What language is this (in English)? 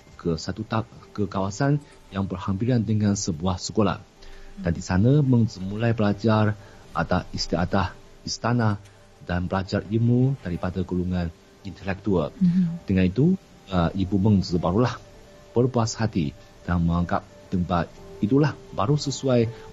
Malay